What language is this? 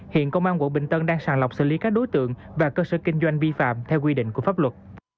Vietnamese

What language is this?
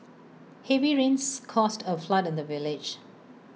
English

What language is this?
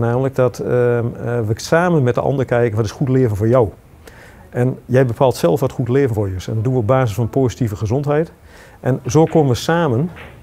Dutch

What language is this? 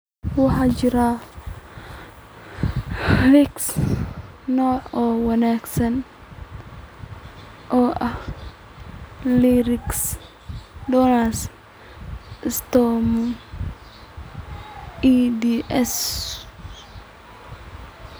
Somali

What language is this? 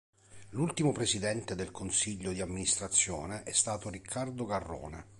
Italian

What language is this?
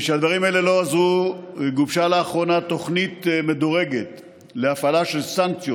Hebrew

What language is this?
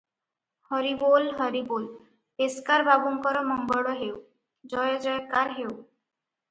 Odia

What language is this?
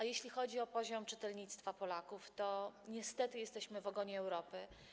Polish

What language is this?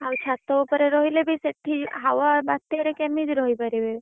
Odia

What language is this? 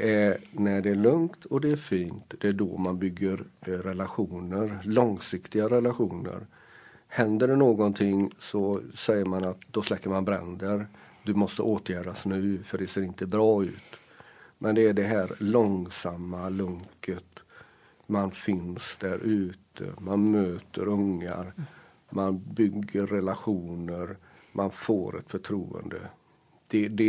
Swedish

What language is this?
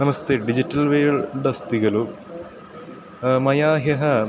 Sanskrit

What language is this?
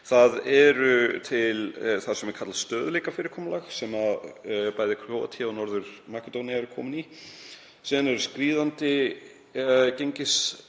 Icelandic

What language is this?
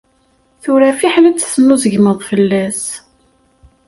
Kabyle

